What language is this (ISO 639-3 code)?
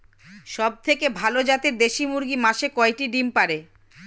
ben